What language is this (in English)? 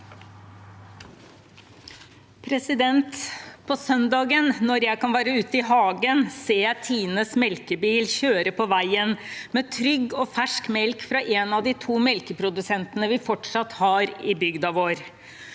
Norwegian